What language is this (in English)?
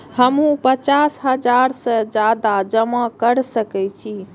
Maithili